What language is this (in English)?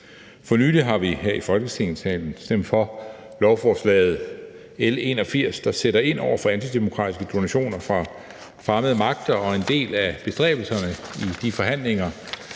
Danish